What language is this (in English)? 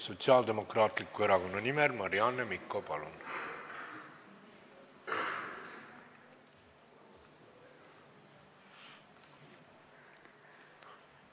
Estonian